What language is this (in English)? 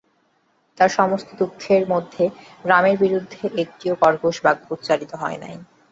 Bangla